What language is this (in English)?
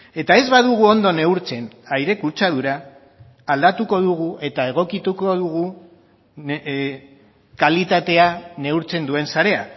Basque